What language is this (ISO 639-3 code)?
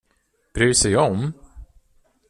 swe